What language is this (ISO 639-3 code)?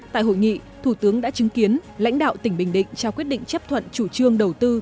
vie